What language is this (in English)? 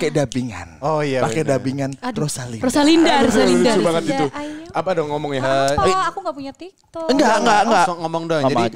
Indonesian